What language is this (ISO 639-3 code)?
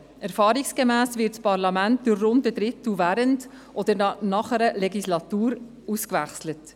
gsw